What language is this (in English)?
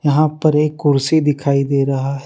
Hindi